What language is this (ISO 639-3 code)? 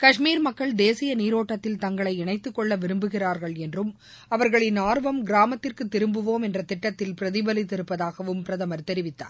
tam